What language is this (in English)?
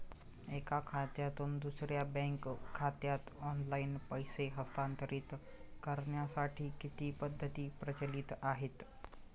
Marathi